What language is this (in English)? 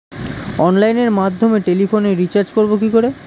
Bangla